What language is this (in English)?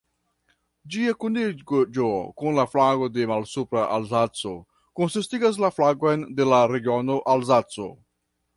Esperanto